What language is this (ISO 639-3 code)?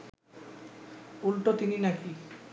ben